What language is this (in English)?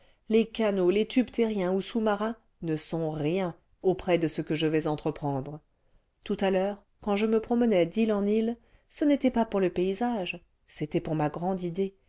French